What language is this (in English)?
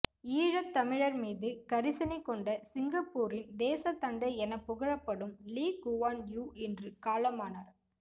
Tamil